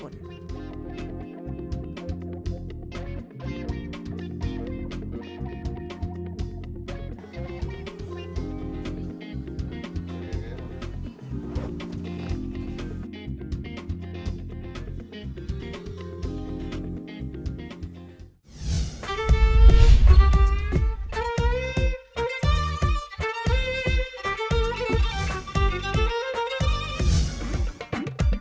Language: Indonesian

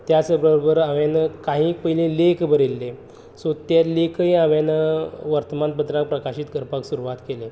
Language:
Konkani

